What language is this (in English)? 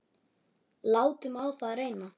Icelandic